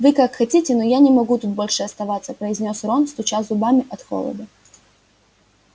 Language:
Russian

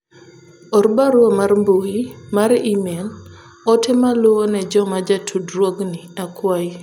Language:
Luo (Kenya and Tanzania)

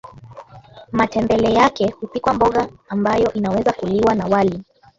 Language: Swahili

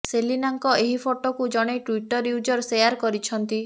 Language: Odia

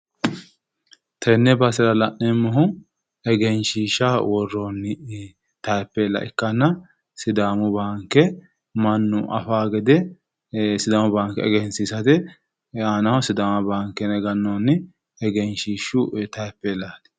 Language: Sidamo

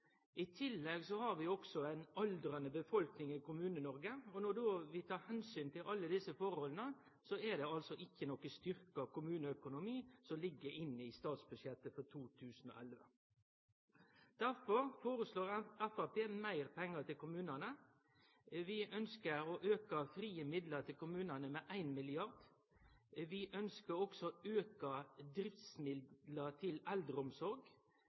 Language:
Norwegian Nynorsk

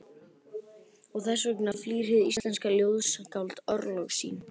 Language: Icelandic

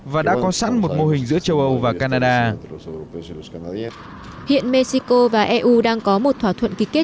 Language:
Vietnamese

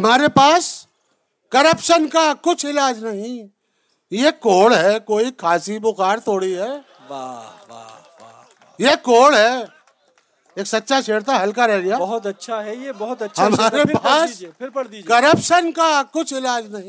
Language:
Urdu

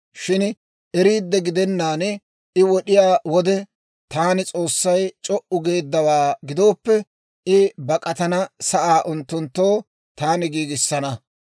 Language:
Dawro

